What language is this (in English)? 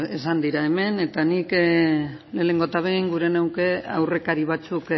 Basque